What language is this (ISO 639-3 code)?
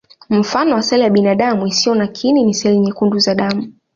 swa